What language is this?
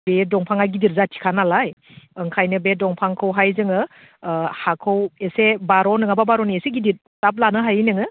Bodo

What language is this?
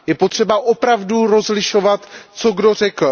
Czech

